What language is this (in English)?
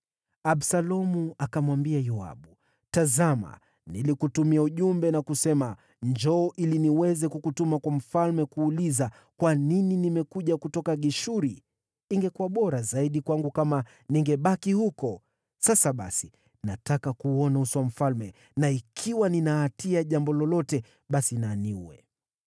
Swahili